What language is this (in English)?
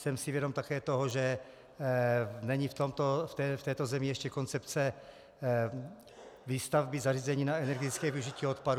Czech